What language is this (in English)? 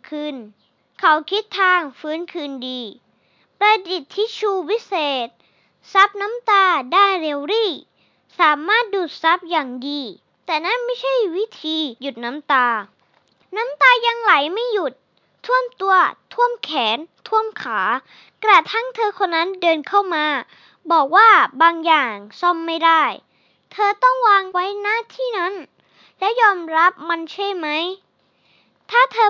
Thai